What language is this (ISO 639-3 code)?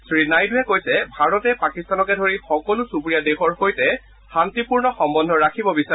asm